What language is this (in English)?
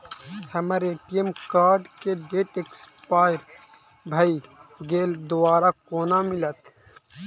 Maithili